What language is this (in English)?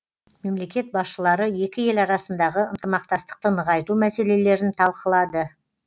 Kazakh